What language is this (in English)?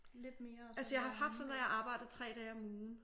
Danish